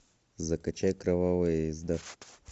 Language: Russian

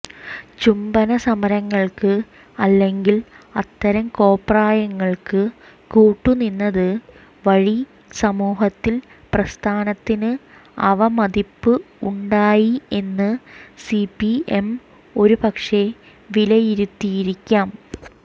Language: Malayalam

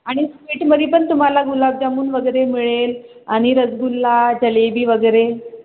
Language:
Marathi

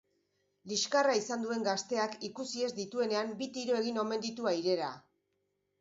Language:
Basque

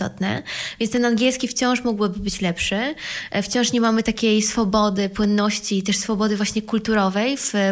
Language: Polish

